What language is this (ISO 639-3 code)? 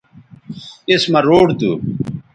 btv